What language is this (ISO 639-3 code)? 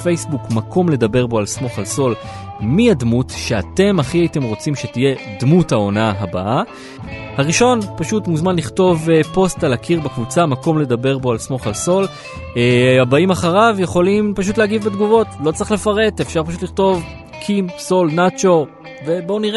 heb